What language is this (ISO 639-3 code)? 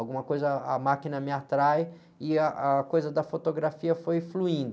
por